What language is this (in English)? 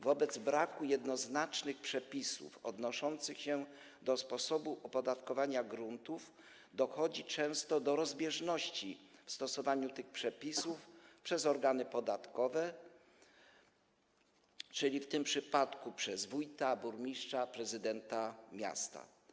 Polish